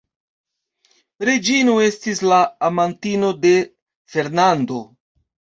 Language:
Esperanto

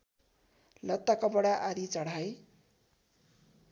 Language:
Nepali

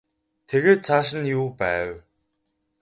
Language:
Mongolian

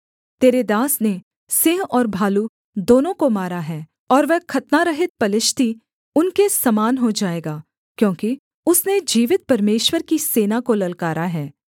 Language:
Hindi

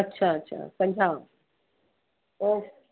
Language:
Sindhi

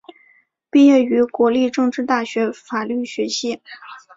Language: Chinese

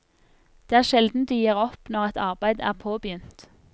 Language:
Norwegian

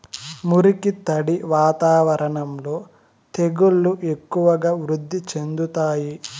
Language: Telugu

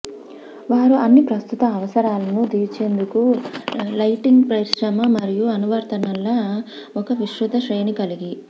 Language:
Telugu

